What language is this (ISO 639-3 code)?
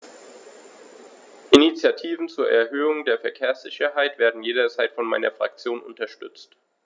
deu